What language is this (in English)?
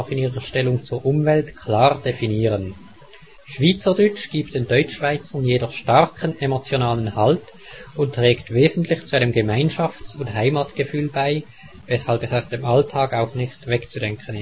German